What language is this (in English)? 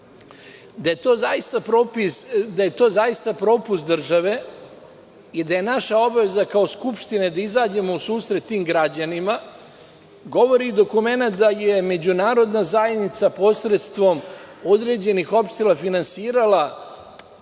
Serbian